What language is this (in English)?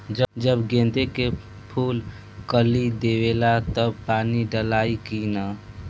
Bhojpuri